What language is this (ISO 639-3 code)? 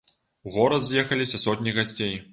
bel